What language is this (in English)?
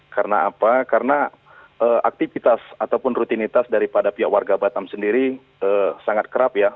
Indonesian